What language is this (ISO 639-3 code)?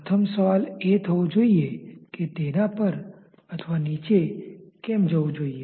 guj